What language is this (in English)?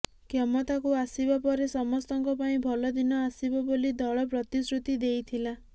Odia